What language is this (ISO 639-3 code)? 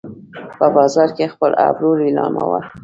pus